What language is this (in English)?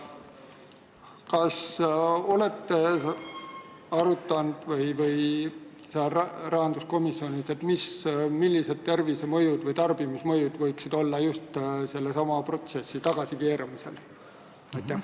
Estonian